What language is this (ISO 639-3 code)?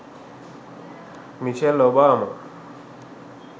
sin